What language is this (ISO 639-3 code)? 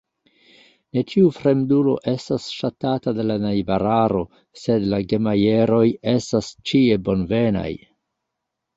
epo